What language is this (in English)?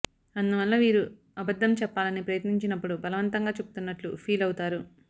Telugu